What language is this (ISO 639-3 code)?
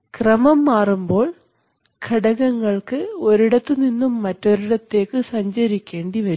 mal